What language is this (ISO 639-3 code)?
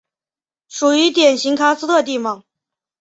zho